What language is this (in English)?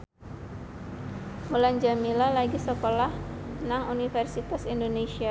Javanese